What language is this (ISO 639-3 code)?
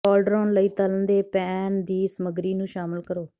pan